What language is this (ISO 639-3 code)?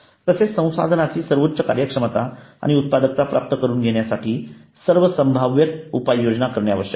mar